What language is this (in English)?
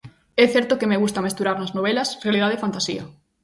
Galician